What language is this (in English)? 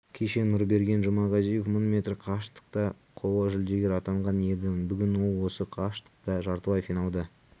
Kazakh